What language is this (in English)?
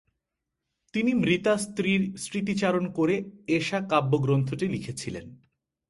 Bangla